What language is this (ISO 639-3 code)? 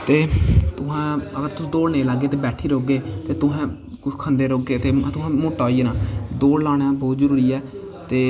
doi